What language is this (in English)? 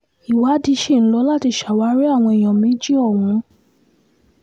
Yoruba